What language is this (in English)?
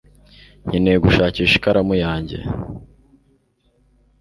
Kinyarwanda